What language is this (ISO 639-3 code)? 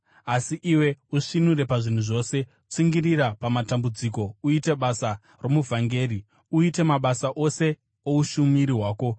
sna